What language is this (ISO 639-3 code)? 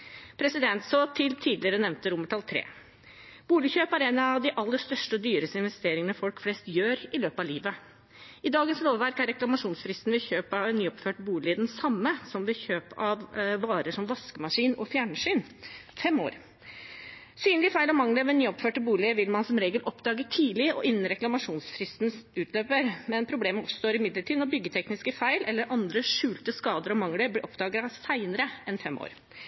nob